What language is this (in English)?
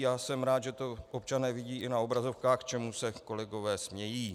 Czech